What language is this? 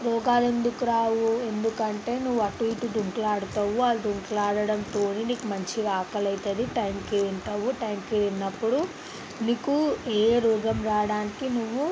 Telugu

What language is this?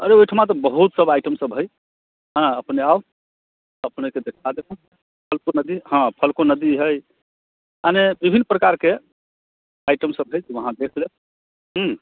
Maithili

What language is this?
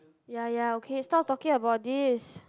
English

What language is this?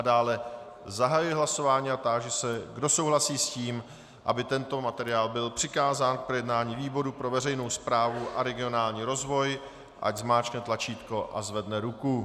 Czech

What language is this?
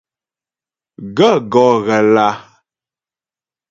Ghomala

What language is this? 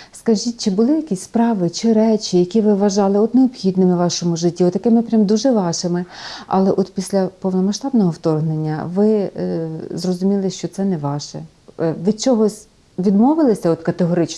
Ukrainian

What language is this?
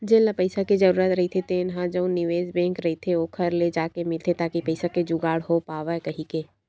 Chhattisgarhi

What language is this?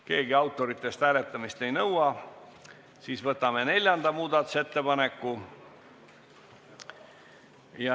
Estonian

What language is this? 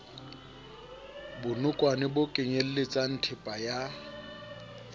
Southern Sotho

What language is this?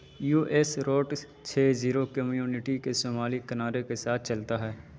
Urdu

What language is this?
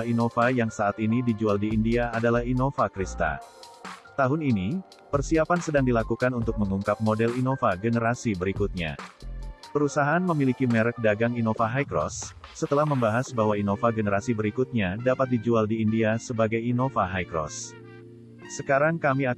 Indonesian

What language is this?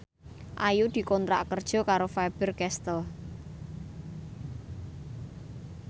Javanese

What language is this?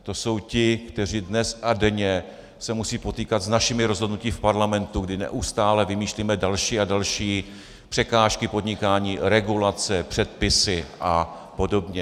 Czech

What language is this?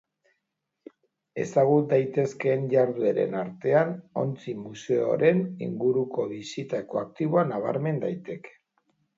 Basque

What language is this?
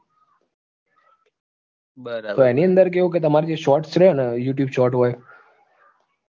Gujarati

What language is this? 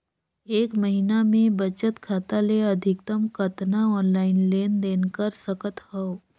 Chhattisgarhi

